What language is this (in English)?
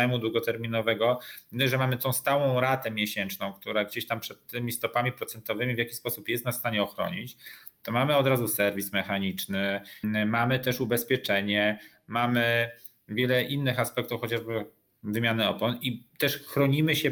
Polish